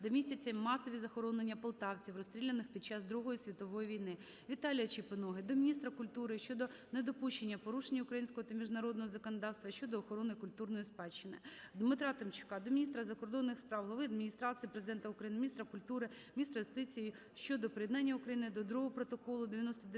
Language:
Ukrainian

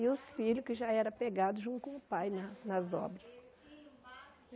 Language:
Portuguese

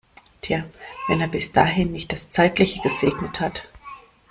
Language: German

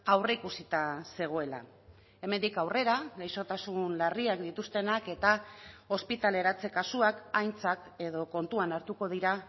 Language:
Basque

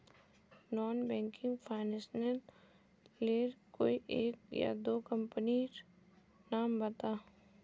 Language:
Magahi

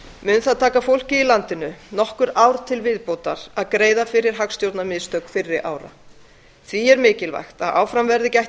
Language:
Icelandic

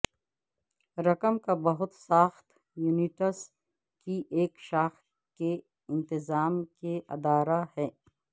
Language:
Urdu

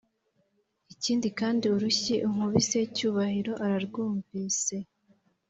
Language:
Kinyarwanda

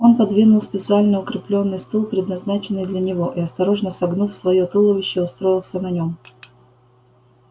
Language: Russian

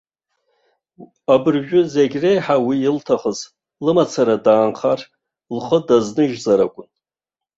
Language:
Abkhazian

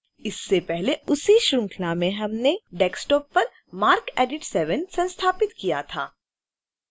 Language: Hindi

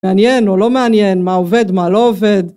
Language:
Hebrew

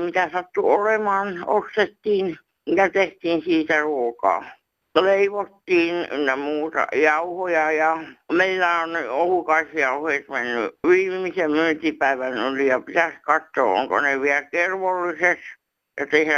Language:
Finnish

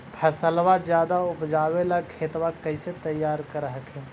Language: Magahi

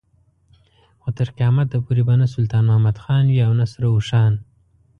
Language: Pashto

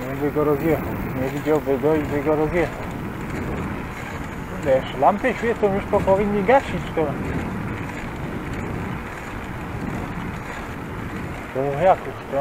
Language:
Polish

